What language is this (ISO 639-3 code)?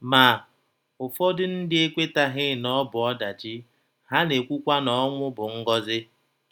ibo